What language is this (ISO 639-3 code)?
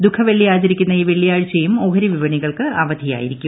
mal